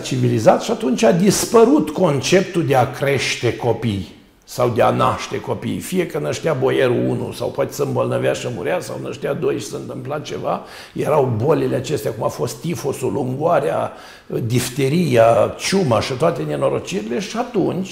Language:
Romanian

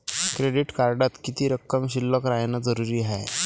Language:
Marathi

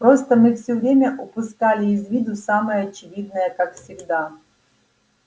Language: Russian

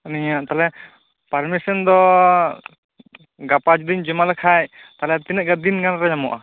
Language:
Santali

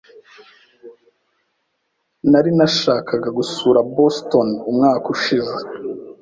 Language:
Kinyarwanda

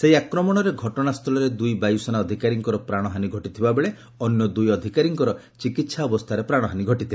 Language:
Odia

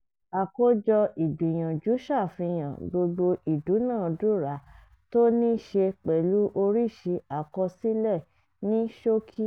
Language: Yoruba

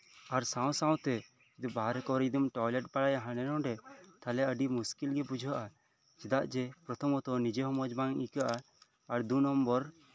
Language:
Santali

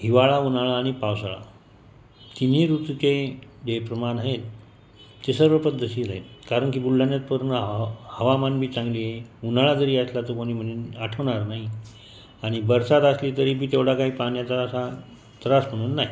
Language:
Marathi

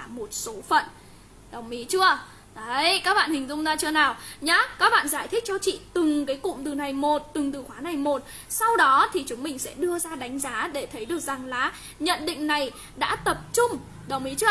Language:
Vietnamese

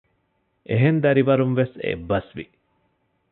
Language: Divehi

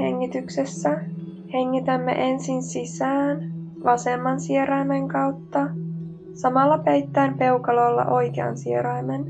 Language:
Finnish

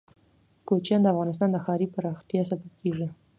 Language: Pashto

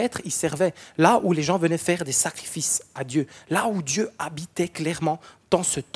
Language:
French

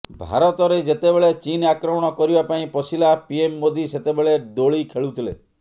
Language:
Odia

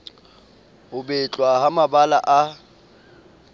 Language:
Southern Sotho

